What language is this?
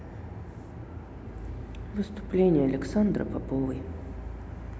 Russian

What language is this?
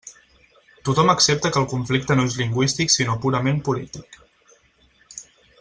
Catalan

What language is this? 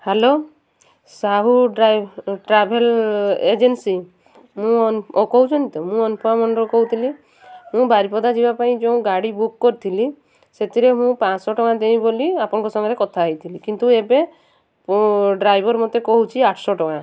Odia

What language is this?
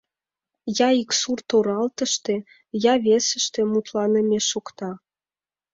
Mari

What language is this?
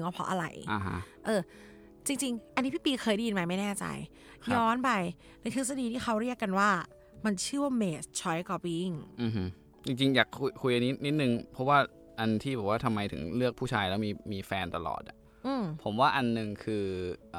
Thai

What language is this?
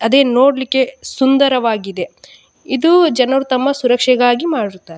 Kannada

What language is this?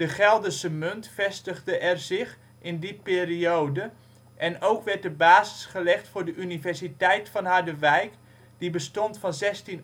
Dutch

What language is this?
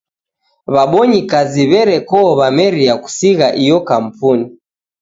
Taita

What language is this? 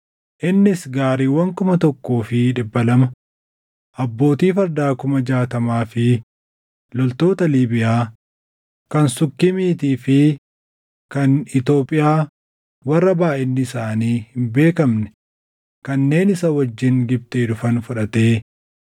Oromo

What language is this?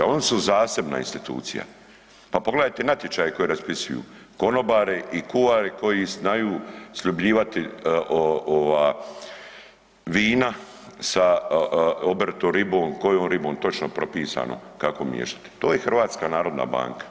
Croatian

